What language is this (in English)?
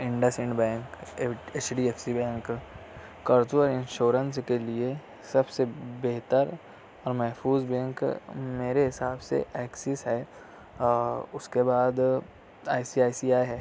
Urdu